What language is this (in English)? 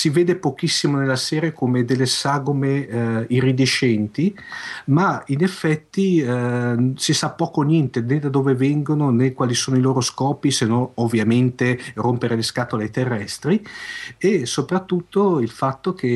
Italian